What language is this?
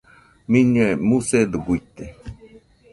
Nüpode Huitoto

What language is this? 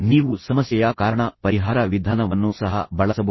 Kannada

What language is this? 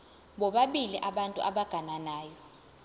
Zulu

